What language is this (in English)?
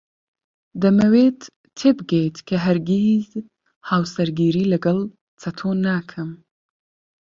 Central Kurdish